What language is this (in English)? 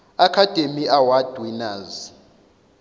Zulu